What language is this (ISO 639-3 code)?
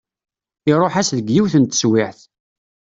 kab